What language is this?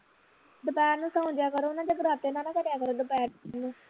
Punjabi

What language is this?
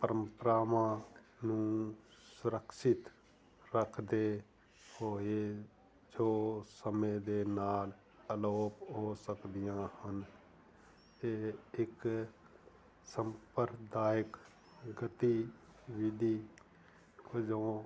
Punjabi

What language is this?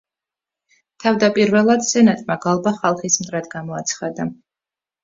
Georgian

